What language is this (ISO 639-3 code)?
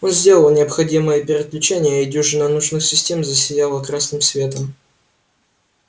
rus